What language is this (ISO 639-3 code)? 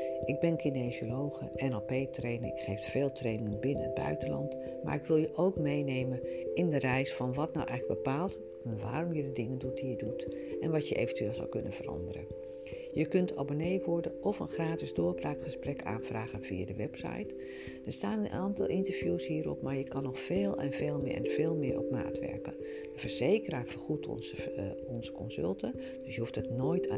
nld